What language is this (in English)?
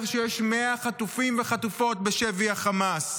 Hebrew